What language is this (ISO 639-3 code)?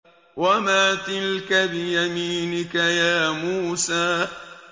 ara